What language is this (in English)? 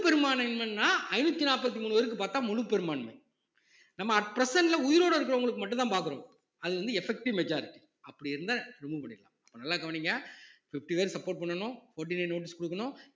Tamil